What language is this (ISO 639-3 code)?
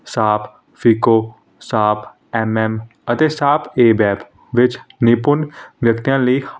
pan